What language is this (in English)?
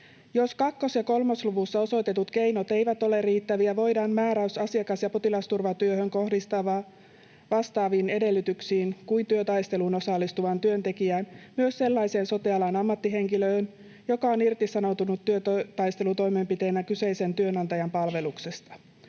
Finnish